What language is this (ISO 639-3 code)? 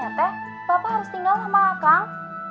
ind